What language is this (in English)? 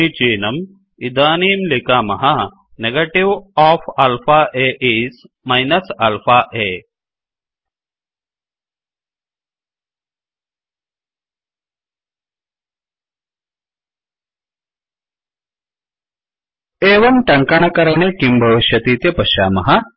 Sanskrit